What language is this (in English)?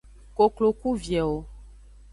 Aja (Benin)